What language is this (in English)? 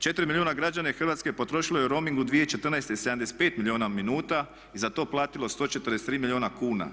Croatian